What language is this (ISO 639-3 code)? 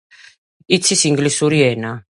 kat